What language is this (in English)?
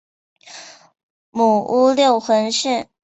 Chinese